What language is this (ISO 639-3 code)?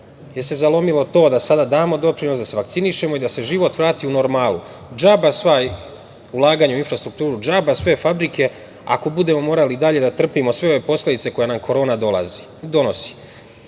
srp